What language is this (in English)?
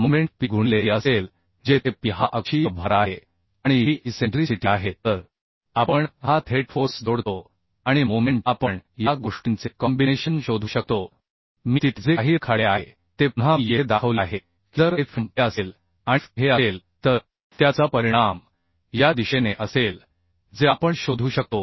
Marathi